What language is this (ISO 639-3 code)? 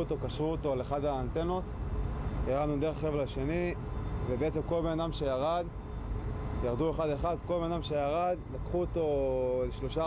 heb